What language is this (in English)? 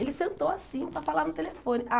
Portuguese